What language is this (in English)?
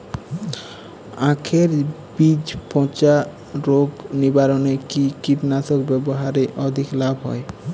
Bangla